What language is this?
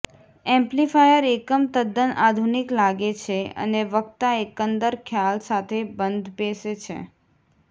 Gujarati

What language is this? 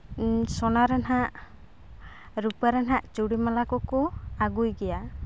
Santali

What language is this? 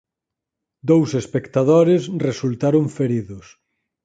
Galician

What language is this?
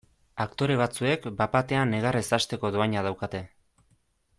Basque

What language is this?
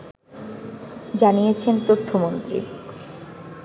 Bangla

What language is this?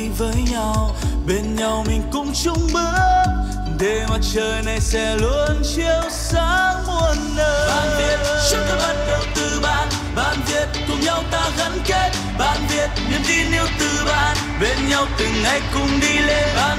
Vietnamese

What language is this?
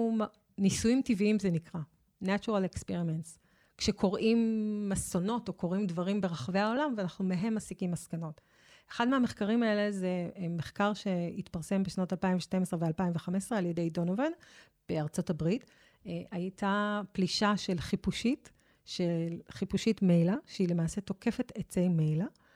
Hebrew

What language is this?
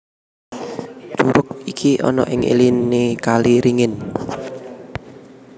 Javanese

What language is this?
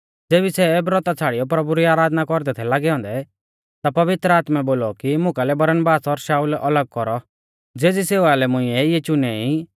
Mahasu Pahari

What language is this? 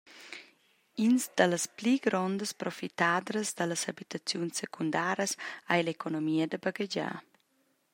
Romansh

